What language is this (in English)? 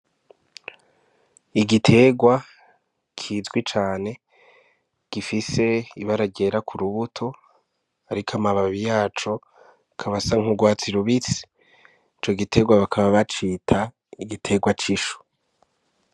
Rundi